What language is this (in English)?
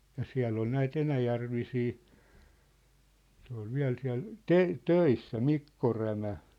Finnish